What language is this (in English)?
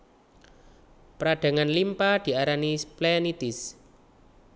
Javanese